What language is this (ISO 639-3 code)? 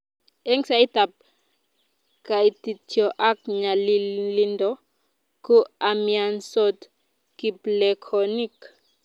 kln